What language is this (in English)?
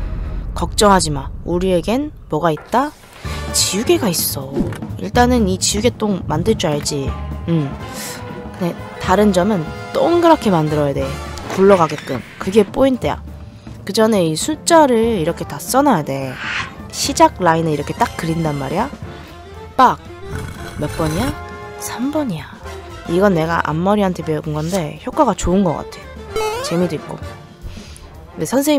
Korean